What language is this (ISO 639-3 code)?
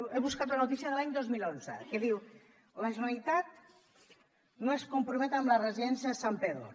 cat